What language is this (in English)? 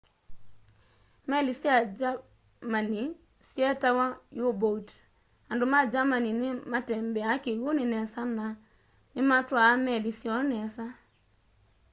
Kamba